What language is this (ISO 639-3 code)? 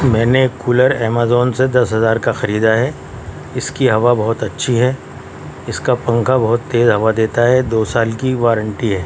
urd